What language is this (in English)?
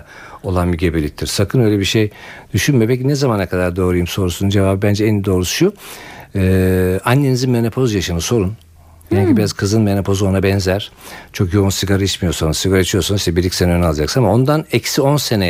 Turkish